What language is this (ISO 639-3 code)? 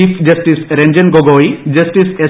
mal